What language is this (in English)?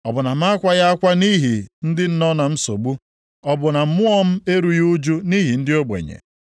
Igbo